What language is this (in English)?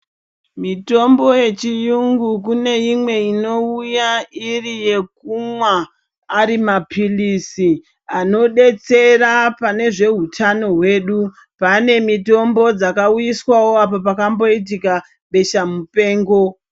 Ndau